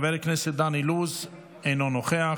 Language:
Hebrew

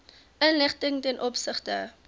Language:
Afrikaans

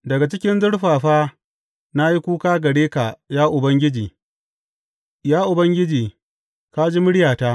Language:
Hausa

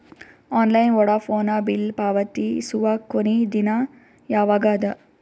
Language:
Kannada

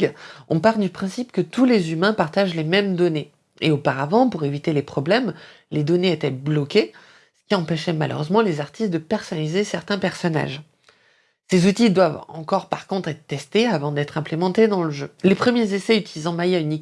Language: French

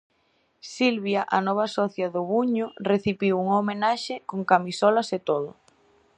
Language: Galician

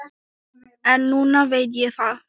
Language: Icelandic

